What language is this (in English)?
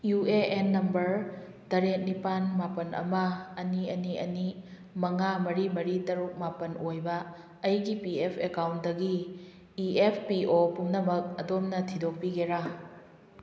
Manipuri